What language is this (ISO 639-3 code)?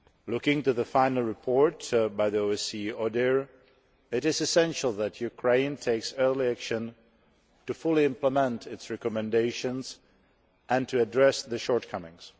eng